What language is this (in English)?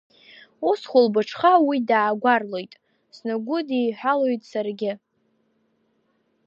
Abkhazian